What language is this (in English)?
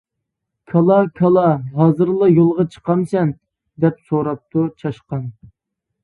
Uyghur